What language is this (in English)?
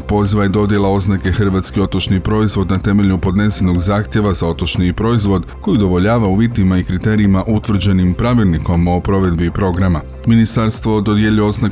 Croatian